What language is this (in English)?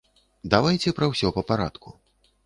Belarusian